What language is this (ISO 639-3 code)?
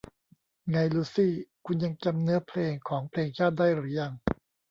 tha